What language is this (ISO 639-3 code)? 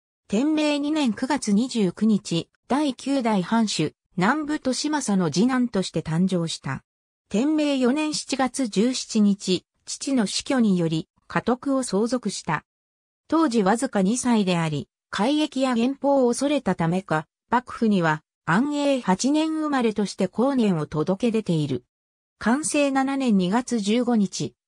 jpn